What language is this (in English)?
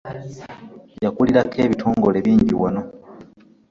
Ganda